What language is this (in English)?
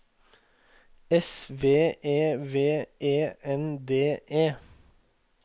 Norwegian